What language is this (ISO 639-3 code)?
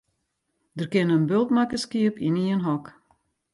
fry